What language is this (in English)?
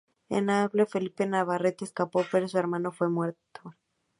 Spanish